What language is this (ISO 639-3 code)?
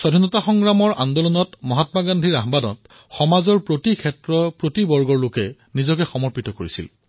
asm